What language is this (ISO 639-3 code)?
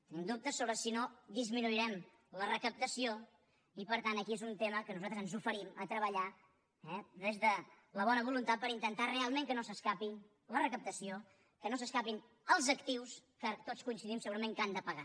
cat